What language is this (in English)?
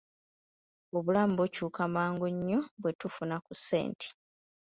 Ganda